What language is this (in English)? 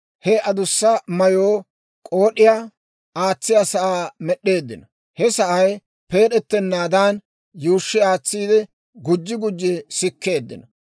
Dawro